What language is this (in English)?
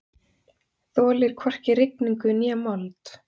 Icelandic